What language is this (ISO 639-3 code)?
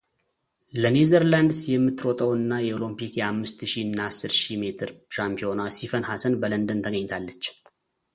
amh